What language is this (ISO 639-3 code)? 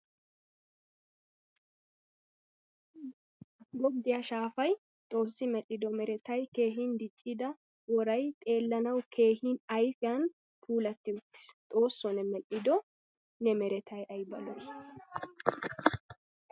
wal